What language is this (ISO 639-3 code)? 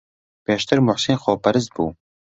ckb